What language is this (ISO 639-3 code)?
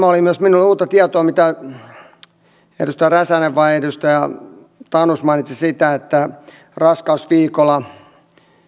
fin